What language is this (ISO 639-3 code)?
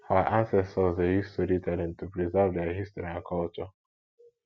pcm